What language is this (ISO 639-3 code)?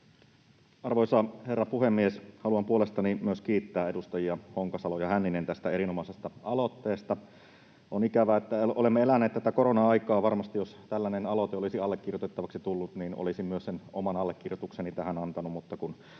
fin